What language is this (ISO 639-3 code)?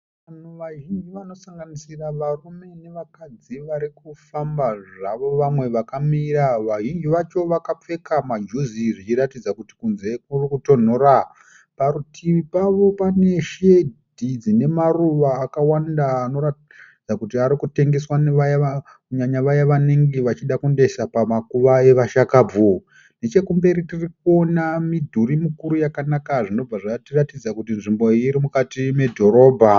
sna